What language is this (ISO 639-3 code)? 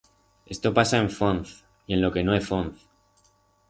arg